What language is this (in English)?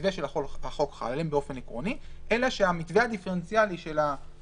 Hebrew